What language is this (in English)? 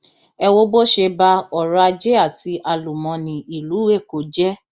Yoruba